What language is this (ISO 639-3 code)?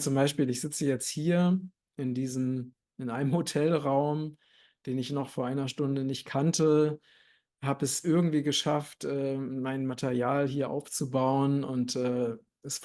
deu